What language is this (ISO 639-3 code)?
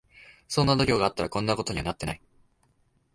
jpn